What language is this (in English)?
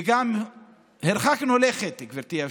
Hebrew